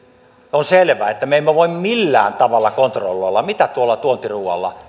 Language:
Finnish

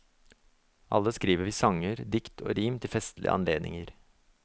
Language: Norwegian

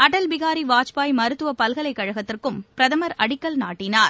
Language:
Tamil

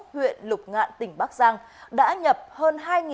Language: Vietnamese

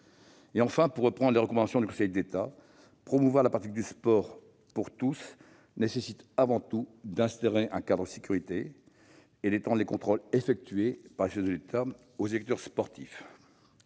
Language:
French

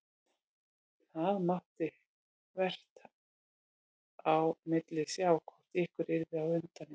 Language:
Icelandic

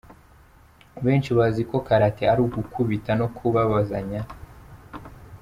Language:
Kinyarwanda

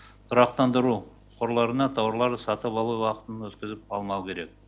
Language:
Kazakh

